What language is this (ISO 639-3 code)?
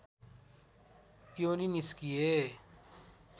nep